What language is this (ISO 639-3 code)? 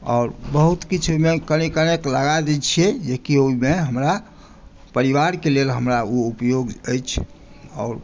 mai